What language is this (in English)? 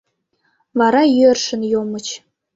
Mari